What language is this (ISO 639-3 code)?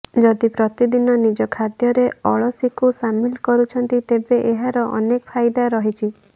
ori